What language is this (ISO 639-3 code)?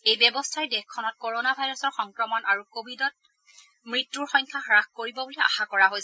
asm